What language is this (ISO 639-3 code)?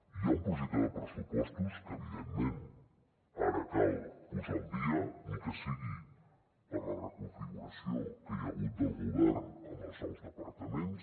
cat